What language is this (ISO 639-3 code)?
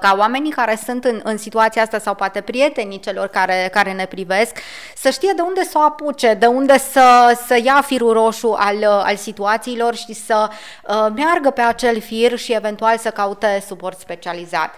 ron